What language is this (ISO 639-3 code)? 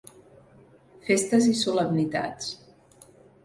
cat